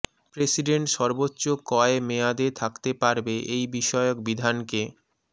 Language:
Bangla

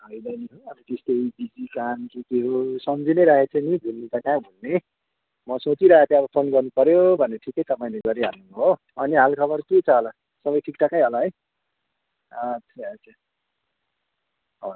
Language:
Nepali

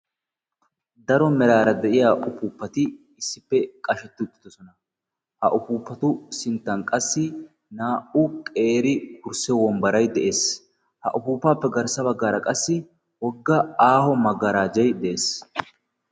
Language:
Wolaytta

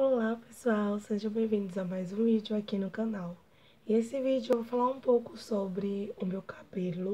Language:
Portuguese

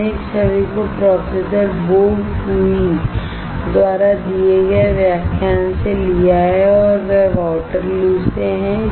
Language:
Hindi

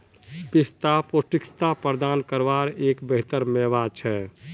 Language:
Magahi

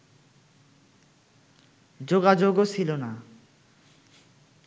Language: Bangla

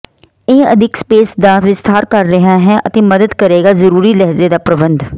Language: Punjabi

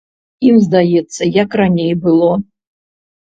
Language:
Belarusian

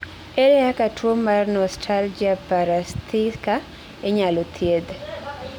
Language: Luo (Kenya and Tanzania)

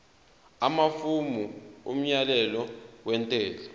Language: Zulu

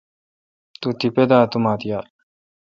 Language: Kalkoti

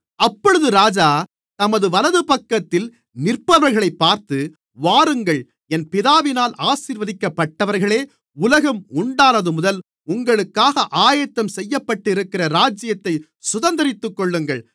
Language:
Tamil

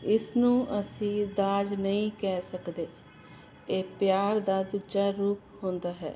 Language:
Punjabi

